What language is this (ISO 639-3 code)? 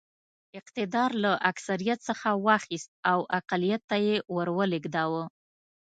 pus